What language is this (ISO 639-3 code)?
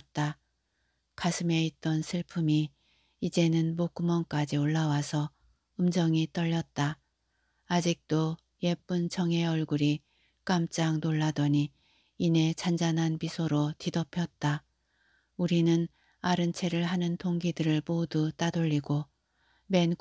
kor